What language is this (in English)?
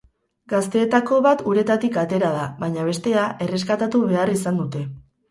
Basque